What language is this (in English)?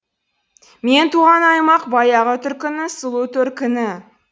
Kazakh